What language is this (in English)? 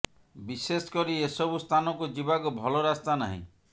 Odia